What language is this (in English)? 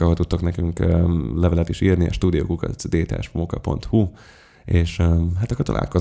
Hungarian